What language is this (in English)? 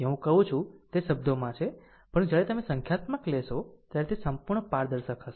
Gujarati